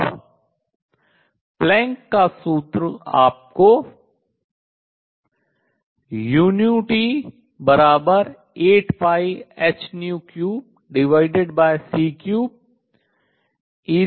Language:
Hindi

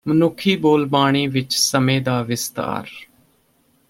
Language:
Punjabi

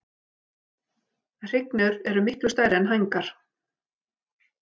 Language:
Icelandic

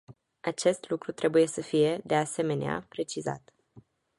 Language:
Romanian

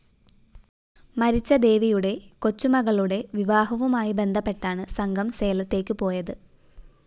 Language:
Malayalam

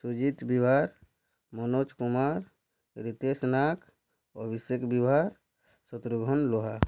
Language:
Odia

